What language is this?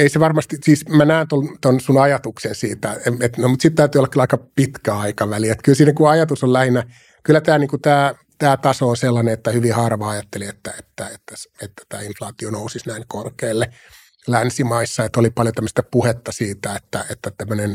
Finnish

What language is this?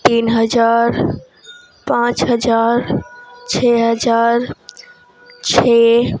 Urdu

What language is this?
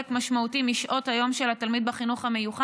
Hebrew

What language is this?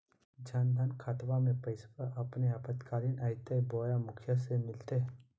Magahi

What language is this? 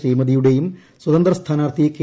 Malayalam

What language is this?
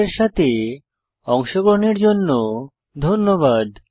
Bangla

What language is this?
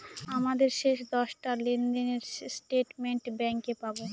Bangla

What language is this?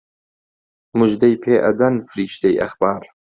Central Kurdish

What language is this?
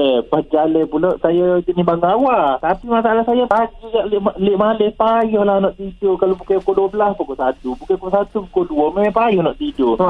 Malay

